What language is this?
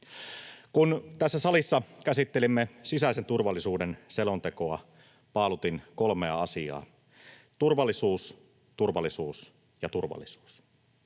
Finnish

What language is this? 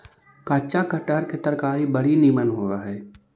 Magahi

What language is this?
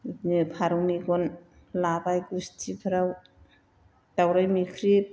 Bodo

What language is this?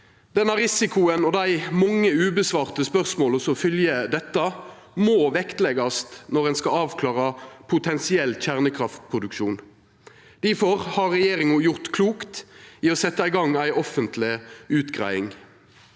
Norwegian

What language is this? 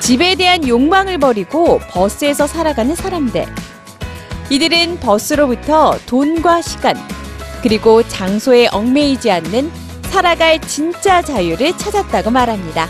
Korean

